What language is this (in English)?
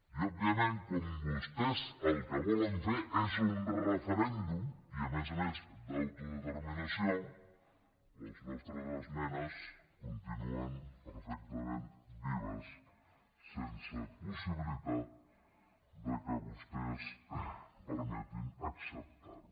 Catalan